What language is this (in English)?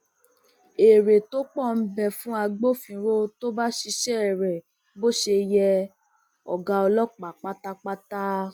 Yoruba